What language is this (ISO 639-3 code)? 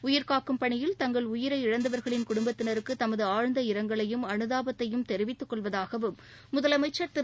tam